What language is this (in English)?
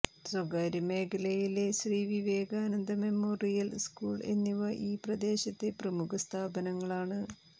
Malayalam